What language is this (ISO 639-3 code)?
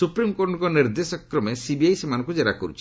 ori